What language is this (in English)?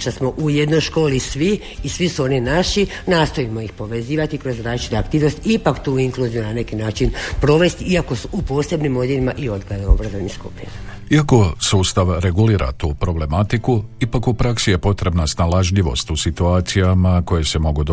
Croatian